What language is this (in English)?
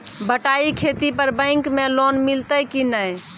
Maithili